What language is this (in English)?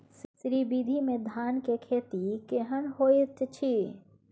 Maithili